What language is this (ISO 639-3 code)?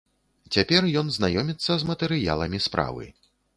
bel